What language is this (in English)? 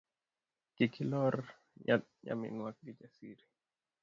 Luo (Kenya and Tanzania)